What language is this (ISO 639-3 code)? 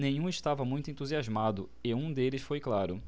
por